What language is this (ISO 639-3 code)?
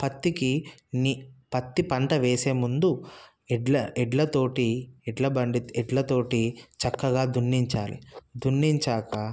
tel